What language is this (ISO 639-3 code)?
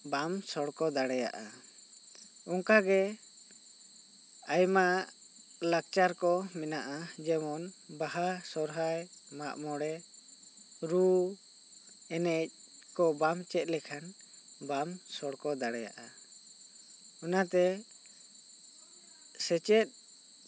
sat